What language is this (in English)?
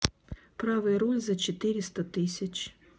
Russian